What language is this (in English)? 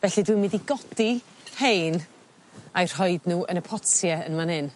Welsh